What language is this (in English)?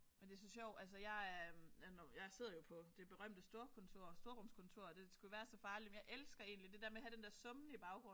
Danish